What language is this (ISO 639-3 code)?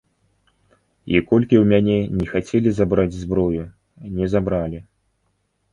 bel